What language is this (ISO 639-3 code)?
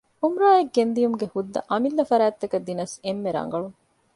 div